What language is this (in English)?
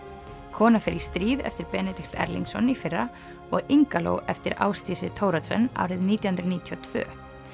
Icelandic